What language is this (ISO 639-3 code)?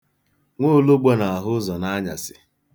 ibo